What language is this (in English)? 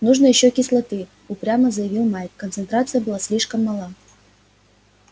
Russian